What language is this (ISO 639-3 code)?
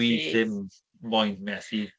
cym